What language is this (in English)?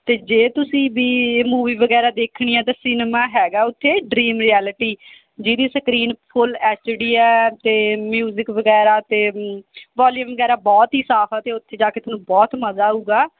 Punjabi